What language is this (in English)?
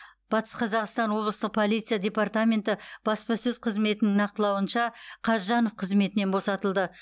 Kazakh